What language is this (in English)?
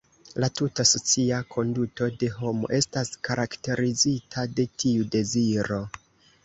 Esperanto